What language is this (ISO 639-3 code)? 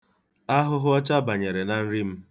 ibo